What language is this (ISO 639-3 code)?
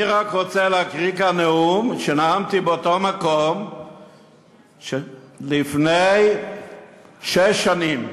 heb